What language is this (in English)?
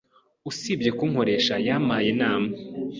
Kinyarwanda